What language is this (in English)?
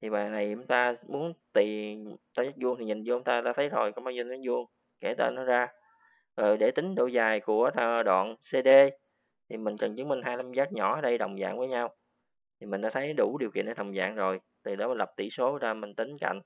Vietnamese